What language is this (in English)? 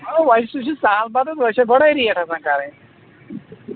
Kashmiri